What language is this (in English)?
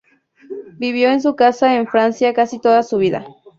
Spanish